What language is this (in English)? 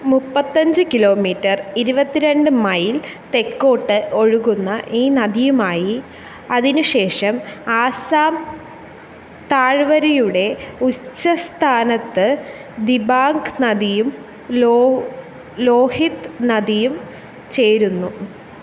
Malayalam